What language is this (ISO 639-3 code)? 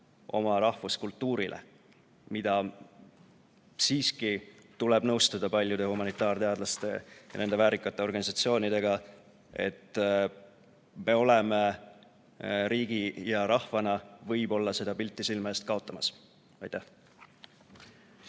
est